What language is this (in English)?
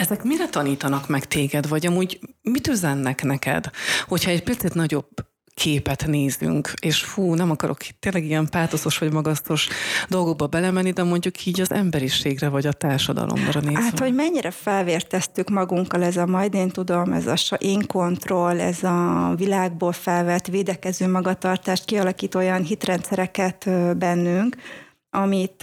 Hungarian